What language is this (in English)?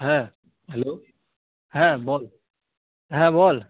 Bangla